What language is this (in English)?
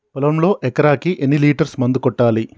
Telugu